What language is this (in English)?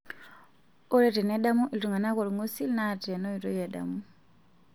Masai